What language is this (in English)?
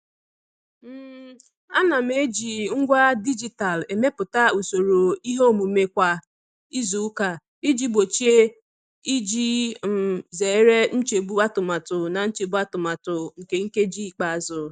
Igbo